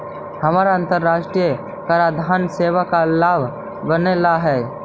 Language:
Magahi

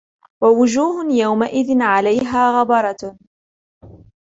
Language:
Arabic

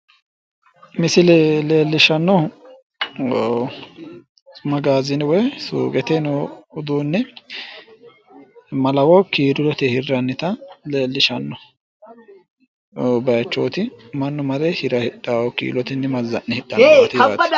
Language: Sidamo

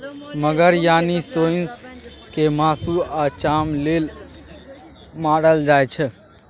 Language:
Maithili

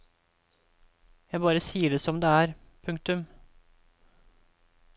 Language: Norwegian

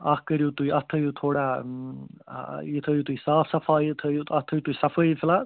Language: Kashmiri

